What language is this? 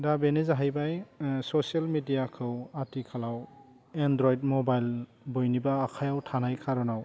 Bodo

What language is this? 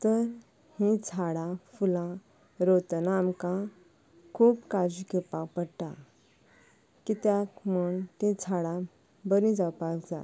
Konkani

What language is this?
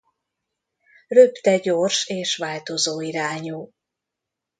Hungarian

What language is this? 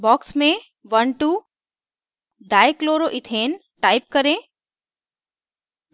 Hindi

